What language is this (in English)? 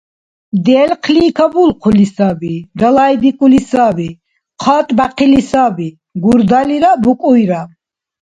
Dargwa